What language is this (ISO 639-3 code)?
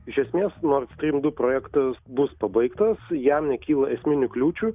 lit